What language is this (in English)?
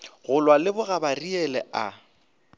Northern Sotho